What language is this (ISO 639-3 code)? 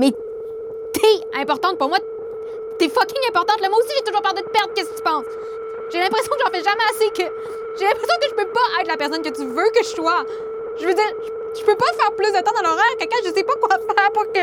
fra